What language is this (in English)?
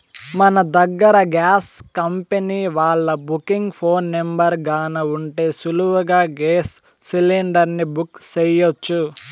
Telugu